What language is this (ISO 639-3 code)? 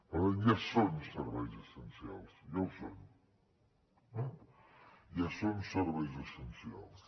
cat